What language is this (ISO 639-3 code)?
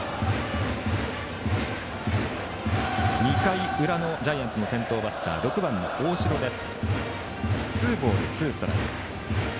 jpn